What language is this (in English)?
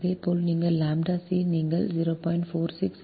Tamil